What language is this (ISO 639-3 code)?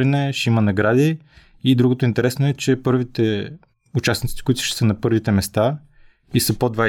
bul